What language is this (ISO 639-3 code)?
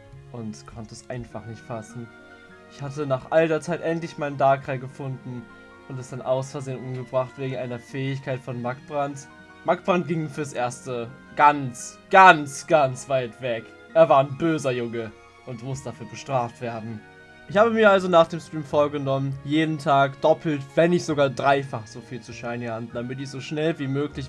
deu